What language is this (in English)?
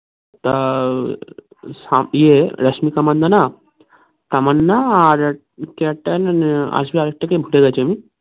Bangla